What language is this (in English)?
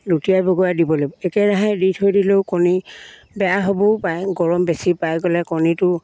Assamese